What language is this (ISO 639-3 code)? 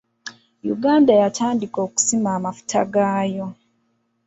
lug